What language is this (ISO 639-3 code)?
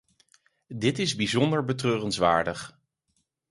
nld